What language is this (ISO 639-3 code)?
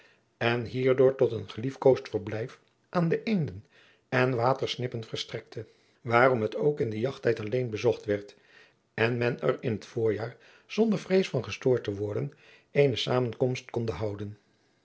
nld